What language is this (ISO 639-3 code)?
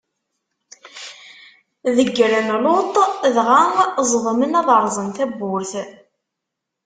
kab